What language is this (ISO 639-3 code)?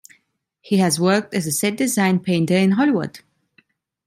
eng